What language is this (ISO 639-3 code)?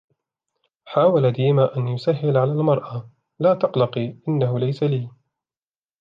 ara